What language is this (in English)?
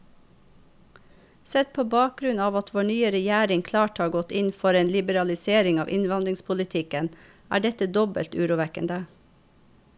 Norwegian